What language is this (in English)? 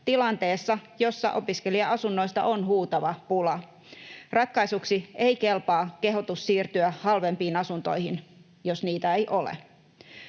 Finnish